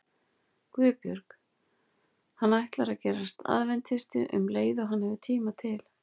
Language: Icelandic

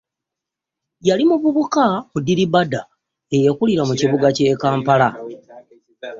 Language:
Ganda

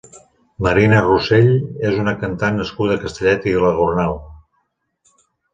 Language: Catalan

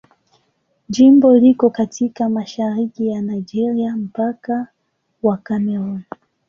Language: Swahili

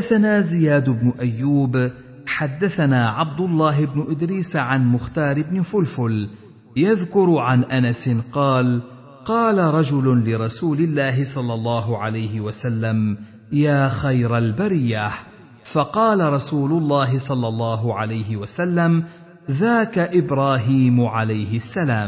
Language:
Arabic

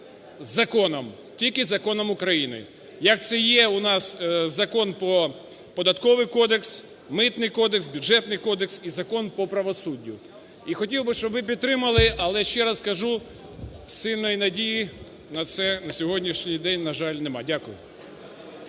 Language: Ukrainian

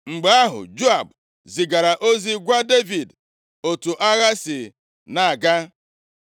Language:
Igbo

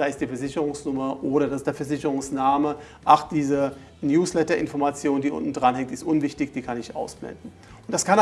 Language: German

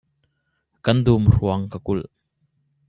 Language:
Hakha Chin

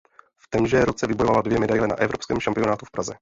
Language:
Czech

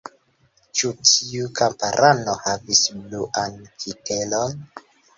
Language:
Esperanto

